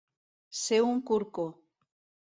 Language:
Catalan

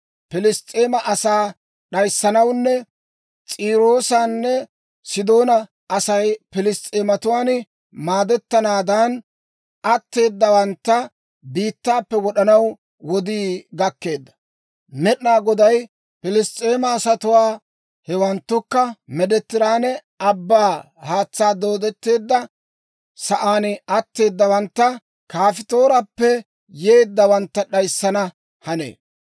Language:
Dawro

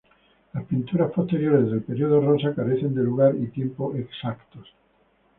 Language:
Spanish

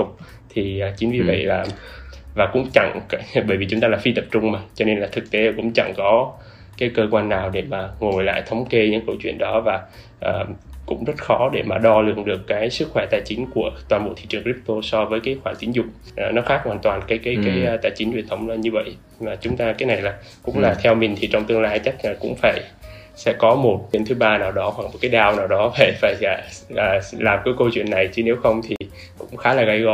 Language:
Vietnamese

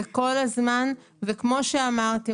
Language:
Hebrew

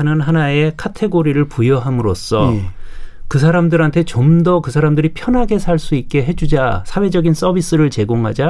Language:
Korean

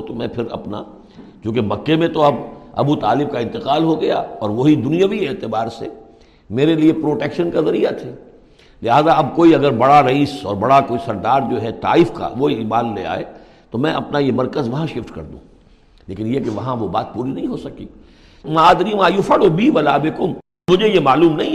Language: Urdu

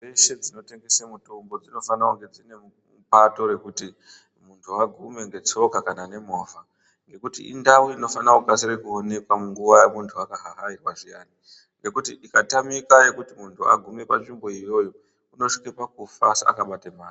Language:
Ndau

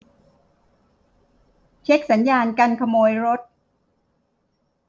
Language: Thai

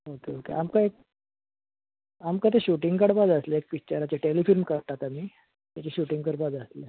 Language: Konkani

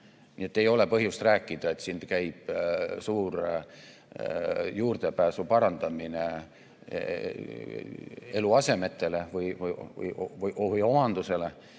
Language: Estonian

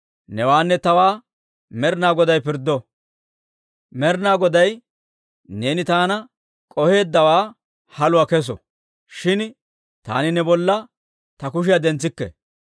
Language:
Dawro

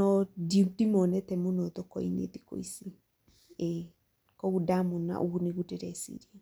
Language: Kikuyu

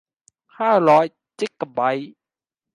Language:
Thai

